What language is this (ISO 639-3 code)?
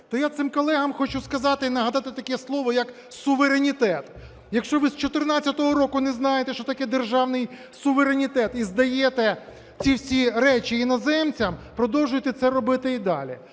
ukr